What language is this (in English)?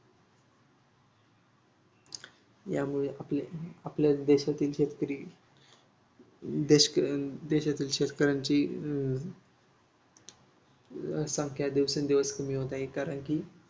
Marathi